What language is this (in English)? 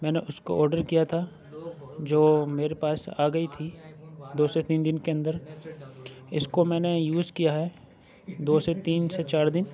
Urdu